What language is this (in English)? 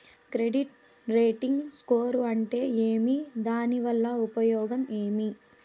Telugu